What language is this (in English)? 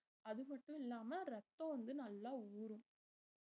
Tamil